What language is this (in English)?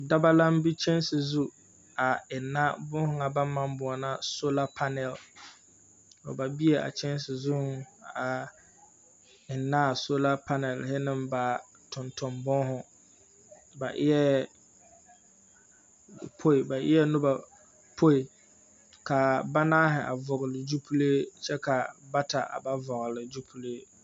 Southern Dagaare